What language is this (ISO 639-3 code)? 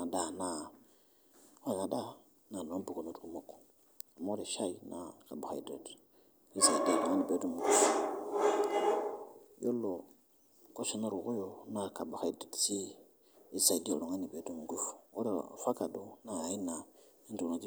mas